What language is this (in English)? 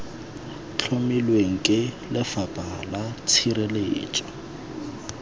Tswana